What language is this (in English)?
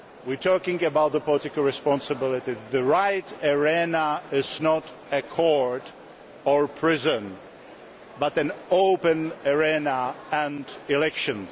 English